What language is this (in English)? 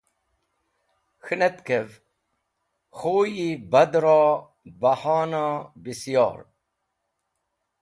Wakhi